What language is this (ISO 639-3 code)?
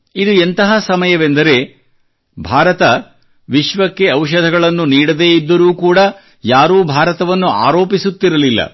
kan